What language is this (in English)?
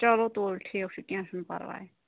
Kashmiri